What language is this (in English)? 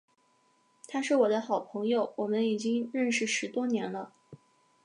Chinese